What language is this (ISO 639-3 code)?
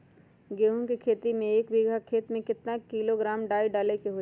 mag